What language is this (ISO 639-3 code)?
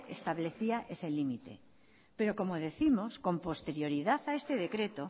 spa